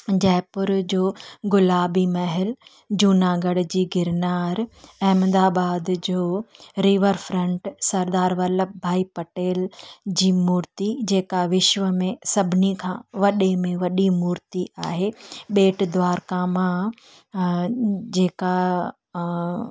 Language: Sindhi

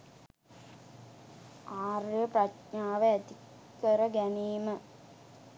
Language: Sinhala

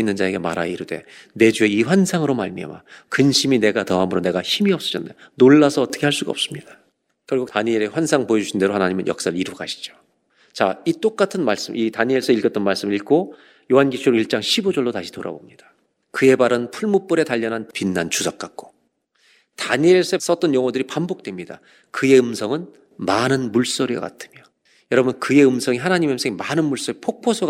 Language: Korean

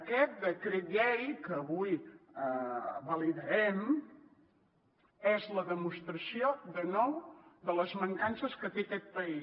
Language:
Catalan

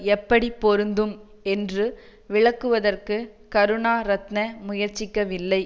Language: Tamil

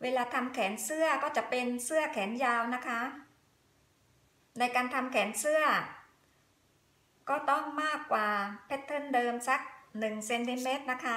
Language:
Thai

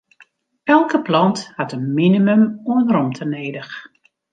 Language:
Western Frisian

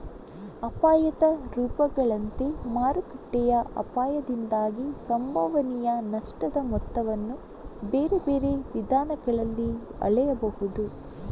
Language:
Kannada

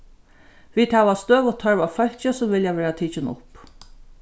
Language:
Faroese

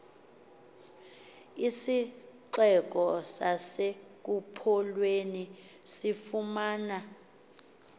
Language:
Xhosa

